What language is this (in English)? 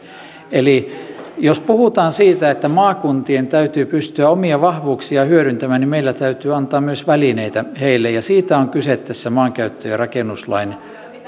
Finnish